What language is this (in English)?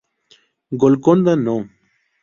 Spanish